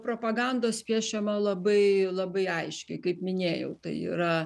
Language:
Lithuanian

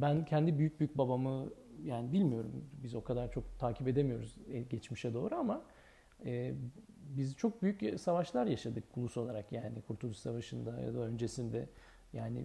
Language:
Turkish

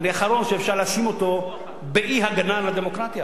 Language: Hebrew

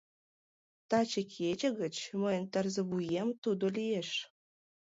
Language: Mari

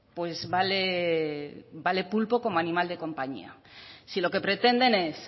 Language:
Spanish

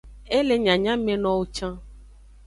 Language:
Aja (Benin)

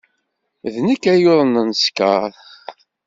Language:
Kabyle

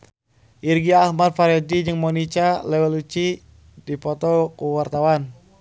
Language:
Sundanese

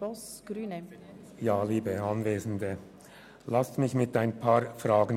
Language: Swiss German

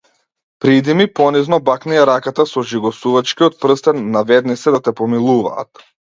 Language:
Macedonian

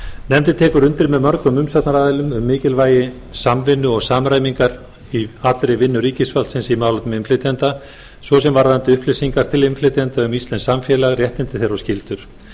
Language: Icelandic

